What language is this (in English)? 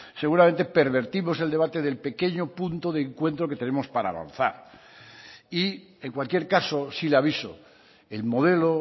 Spanish